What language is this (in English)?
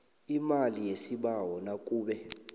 South Ndebele